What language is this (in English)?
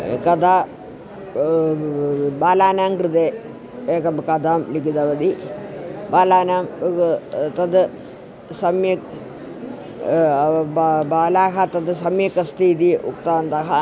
Sanskrit